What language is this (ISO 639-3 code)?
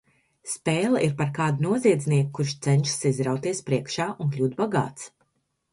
lav